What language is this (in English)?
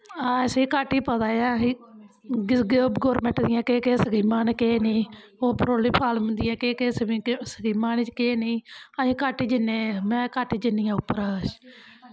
Dogri